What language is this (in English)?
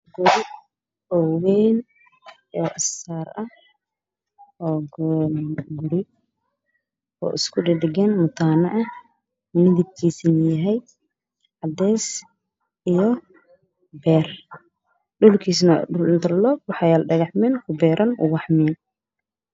Somali